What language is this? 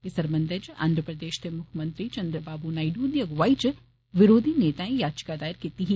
Dogri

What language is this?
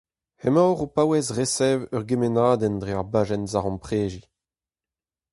Breton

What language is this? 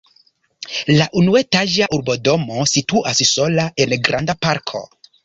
Esperanto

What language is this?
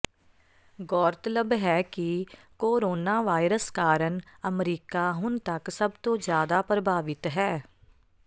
Punjabi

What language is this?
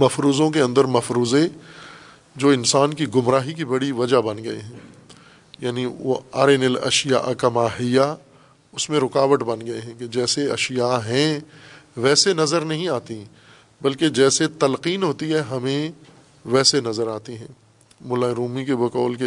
Urdu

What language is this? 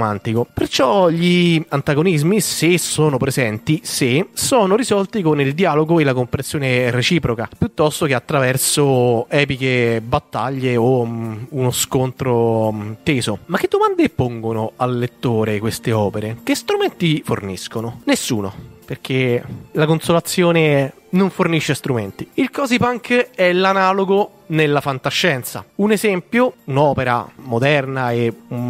Italian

